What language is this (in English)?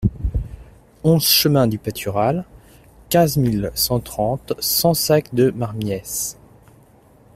French